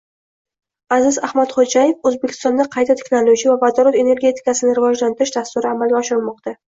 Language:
Uzbek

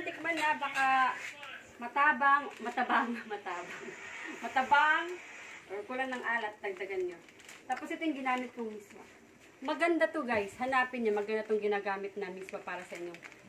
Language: Filipino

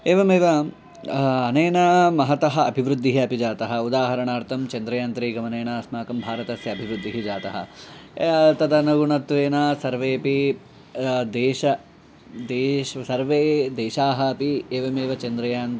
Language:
Sanskrit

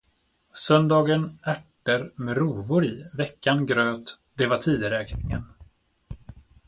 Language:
Swedish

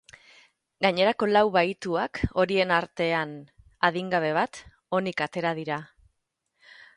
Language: Basque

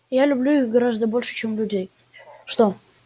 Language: Russian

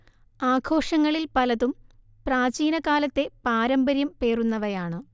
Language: Malayalam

